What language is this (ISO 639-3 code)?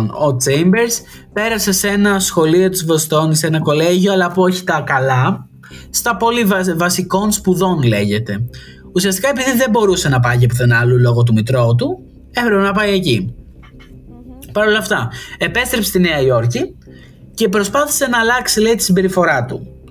ell